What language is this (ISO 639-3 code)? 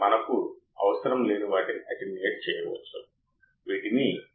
tel